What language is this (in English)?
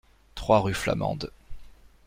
French